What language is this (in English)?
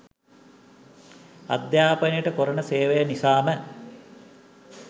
Sinhala